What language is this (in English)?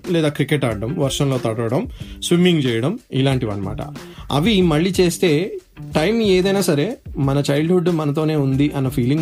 Telugu